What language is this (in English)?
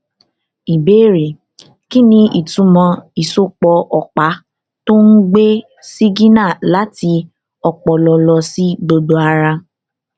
Yoruba